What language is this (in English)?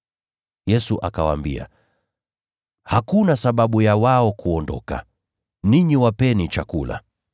Swahili